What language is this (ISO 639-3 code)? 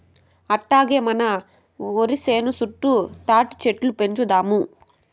tel